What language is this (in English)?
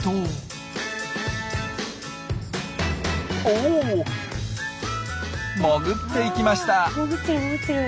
Japanese